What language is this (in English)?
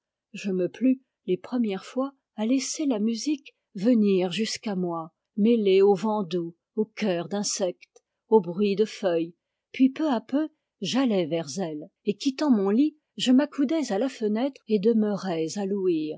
French